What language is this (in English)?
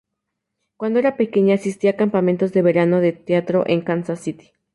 Spanish